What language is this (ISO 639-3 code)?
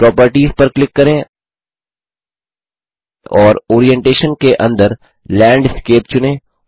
hin